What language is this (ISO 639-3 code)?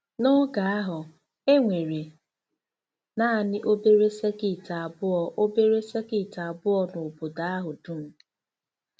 ibo